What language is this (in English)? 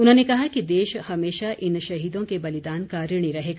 Hindi